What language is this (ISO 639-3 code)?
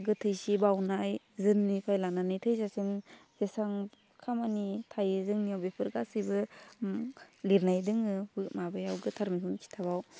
brx